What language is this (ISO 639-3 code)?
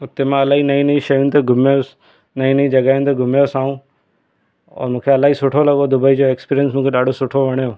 snd